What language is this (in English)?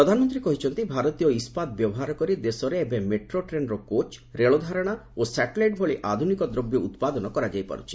Odia